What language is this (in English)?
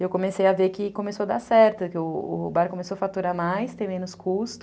Portuguese